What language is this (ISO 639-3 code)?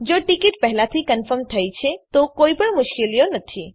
guj